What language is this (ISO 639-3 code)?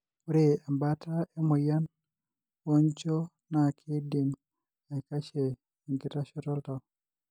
mas